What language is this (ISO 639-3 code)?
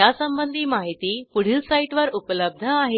mar